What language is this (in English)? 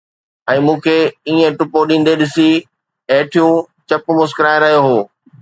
Sindhi